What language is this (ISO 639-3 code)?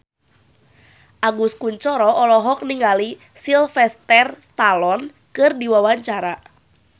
sun